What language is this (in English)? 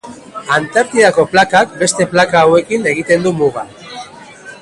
Basque